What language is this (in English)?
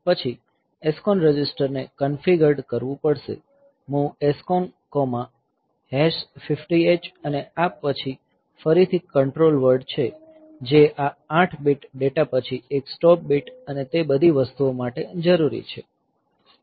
Gujarati